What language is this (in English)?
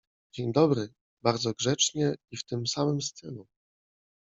Polish